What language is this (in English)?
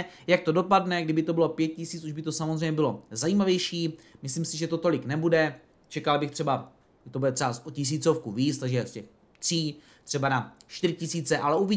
Czech